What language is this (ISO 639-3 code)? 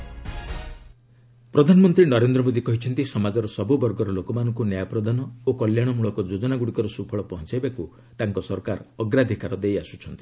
ori